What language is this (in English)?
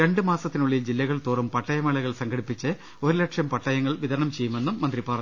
Malayalam